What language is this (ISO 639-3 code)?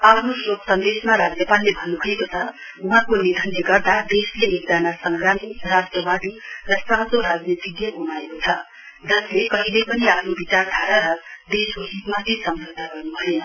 nep